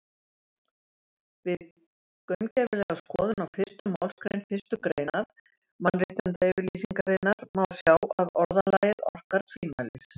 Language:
Icelandic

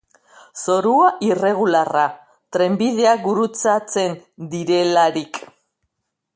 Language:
Basque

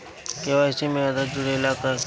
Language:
Bhojpuri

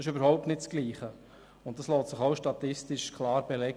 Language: Swiss German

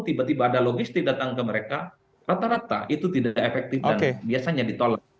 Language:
Indonesian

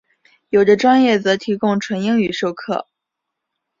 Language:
Chinese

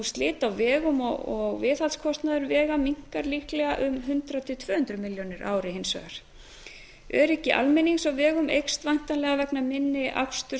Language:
Icelandic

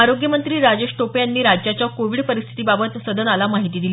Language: Marathi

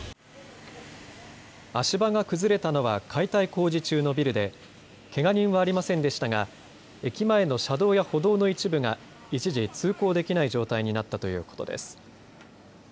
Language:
Japanese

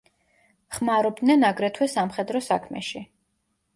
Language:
Georgian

